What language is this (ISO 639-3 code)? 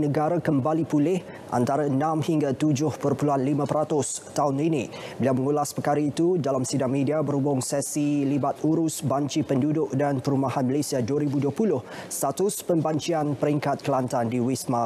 msa